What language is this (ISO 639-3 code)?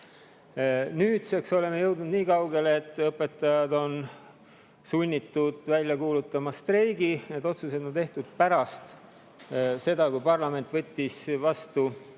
est